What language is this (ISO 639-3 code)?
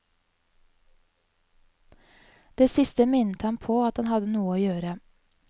nor